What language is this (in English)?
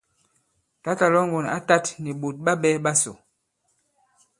Bankon